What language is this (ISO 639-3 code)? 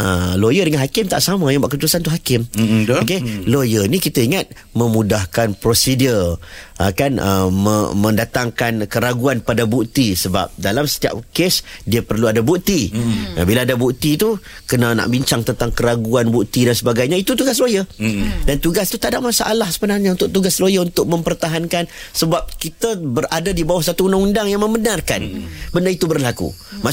msa